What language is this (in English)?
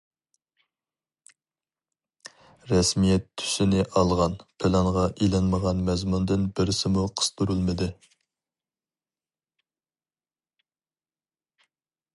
Uyghur